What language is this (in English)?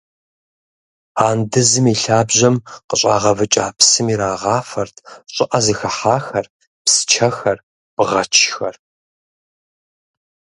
Kabardian